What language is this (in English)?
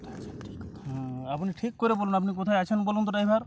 Bangla